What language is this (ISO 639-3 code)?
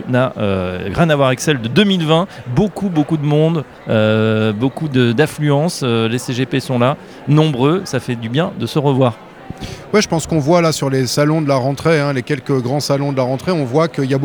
fra